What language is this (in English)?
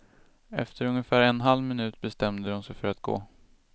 Swedish